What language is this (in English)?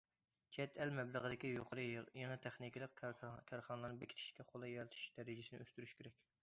Uyghur